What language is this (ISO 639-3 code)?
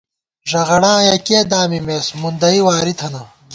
gwt